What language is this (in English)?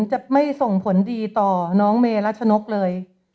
Thai